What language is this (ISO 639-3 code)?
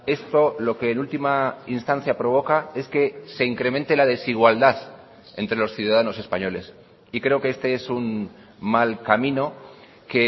spa